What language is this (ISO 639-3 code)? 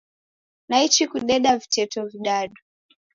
dav